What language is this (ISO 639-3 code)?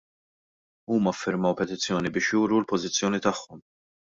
mlt